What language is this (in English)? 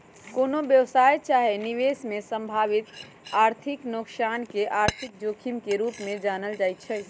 Magahi